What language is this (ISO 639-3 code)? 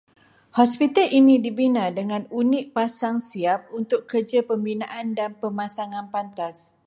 msa